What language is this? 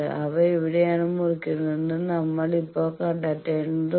Malayalam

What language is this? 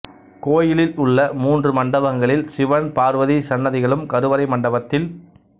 Tamil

